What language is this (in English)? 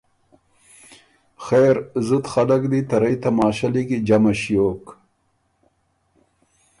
Ormuri